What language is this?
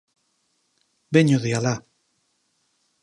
Galician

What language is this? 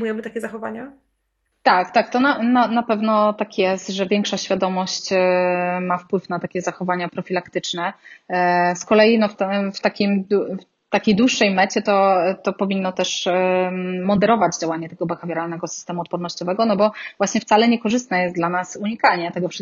Polish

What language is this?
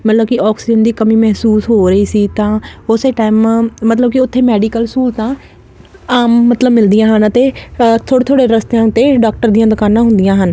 Punjabi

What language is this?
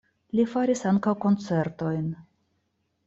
Esperanto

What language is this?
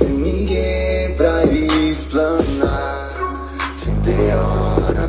Italian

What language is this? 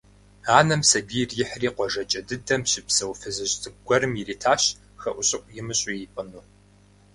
Kabardian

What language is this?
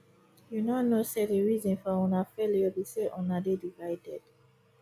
Nigerian Pidgin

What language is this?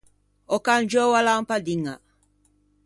Ligurian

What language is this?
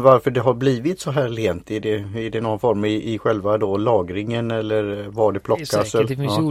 Swedish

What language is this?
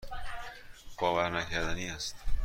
Persian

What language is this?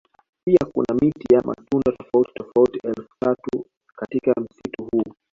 Swahili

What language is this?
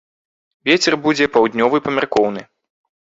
Belarusian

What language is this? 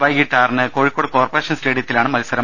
Malayalam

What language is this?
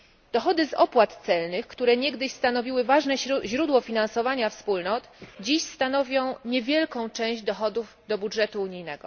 Polish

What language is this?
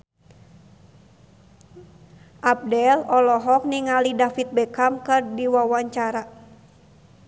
Sundanese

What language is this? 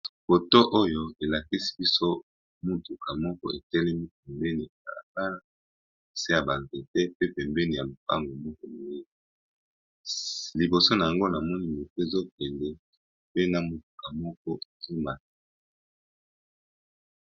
Lingala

